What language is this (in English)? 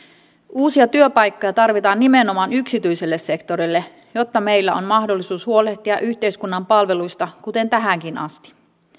Finnish